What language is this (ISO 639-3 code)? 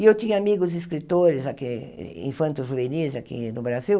por